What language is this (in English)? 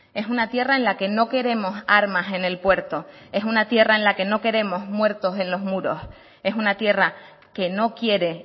Spanish